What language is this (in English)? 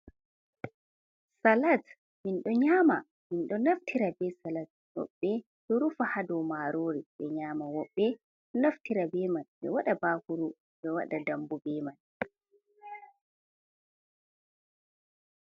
Fula